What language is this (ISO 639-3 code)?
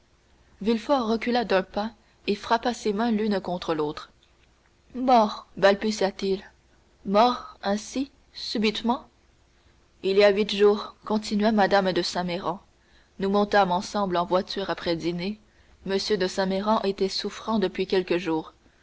fra